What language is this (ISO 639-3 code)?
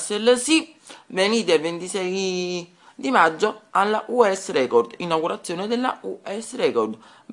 ita